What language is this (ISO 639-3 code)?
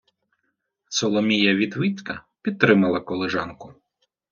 ukr